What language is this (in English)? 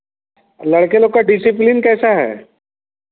Hindi